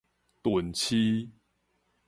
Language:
Min Nan Chinese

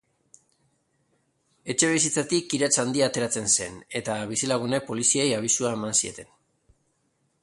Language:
Basque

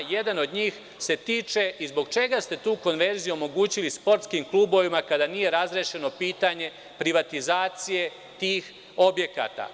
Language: Serbian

